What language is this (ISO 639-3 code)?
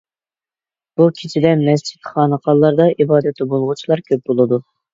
uig